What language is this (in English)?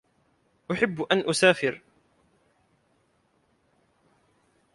Arabic